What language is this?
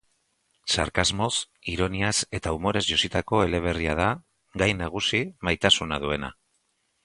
Basque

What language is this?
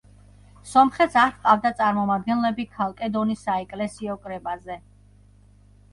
Georgian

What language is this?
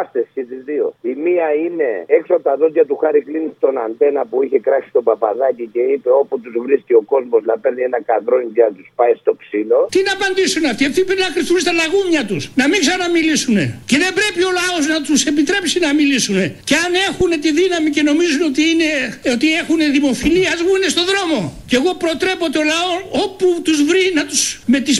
Greek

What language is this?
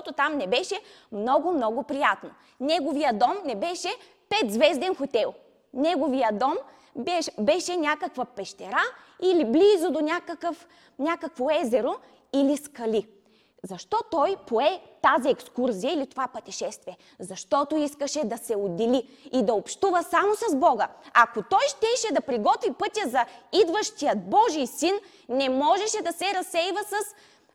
Bulgarian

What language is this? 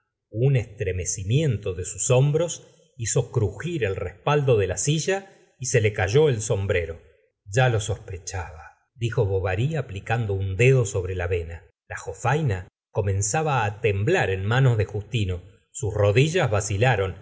Spanish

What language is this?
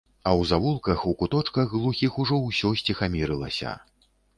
Belarusian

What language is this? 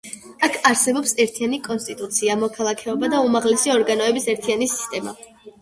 Georgian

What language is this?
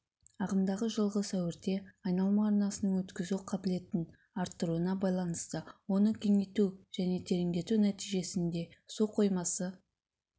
Kazakh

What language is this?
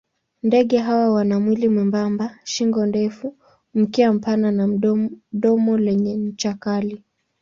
Swahili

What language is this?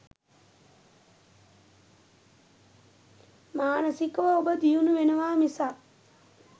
Sinhala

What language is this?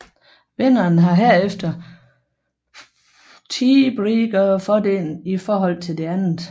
Danish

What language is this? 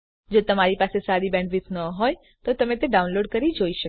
Gujarati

